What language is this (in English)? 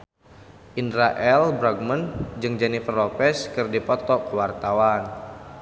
Sundanese